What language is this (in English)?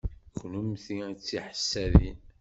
Kabyle